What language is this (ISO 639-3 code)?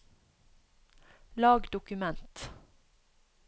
nor